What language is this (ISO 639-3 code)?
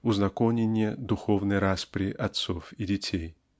rus